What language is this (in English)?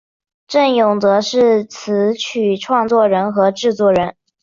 Chinese